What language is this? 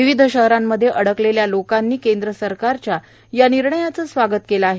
Marathi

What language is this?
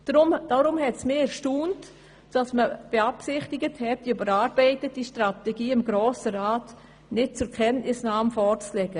Swiss German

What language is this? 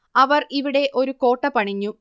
Malayalam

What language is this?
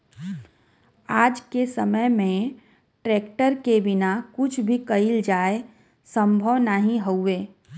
Bhojpuri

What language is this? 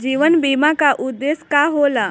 Bhojpuri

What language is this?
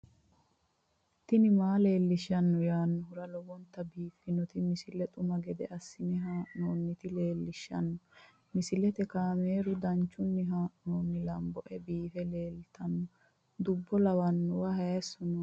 Sidamo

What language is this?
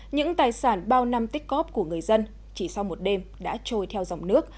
Vietnamese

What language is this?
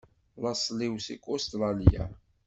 Kabyle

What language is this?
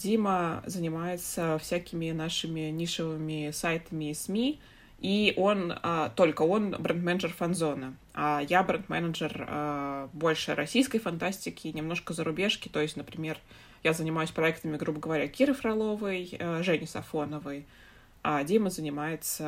Russian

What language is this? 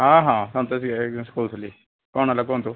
Odia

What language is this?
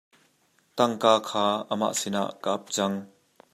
Hakha Chin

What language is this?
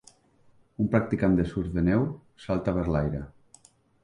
Catalan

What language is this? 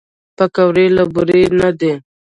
Pashto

